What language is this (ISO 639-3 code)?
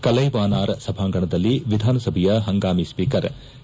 kan